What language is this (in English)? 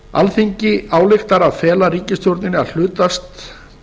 Icelandic